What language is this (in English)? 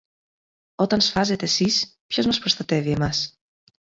Greek